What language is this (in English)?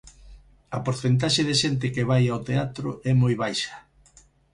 Galician